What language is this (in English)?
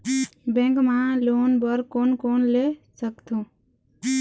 Chhattisgarhi